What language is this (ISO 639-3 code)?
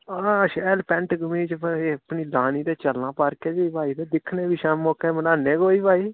doi